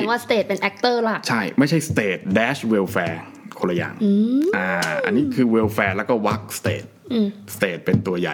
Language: Thai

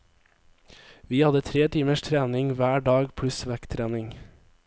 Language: Norwegian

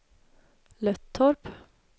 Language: Swedish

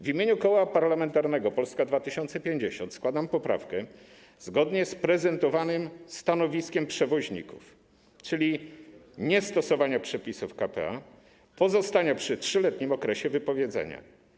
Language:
Polish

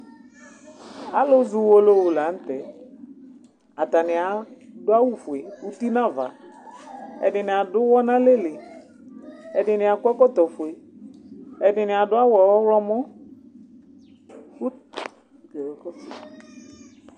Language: Ikposo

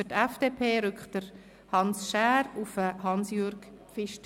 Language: Swiss German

